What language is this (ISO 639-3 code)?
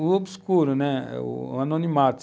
por